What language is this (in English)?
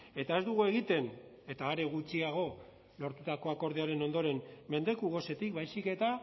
Basque